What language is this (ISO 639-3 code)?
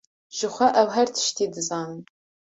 kur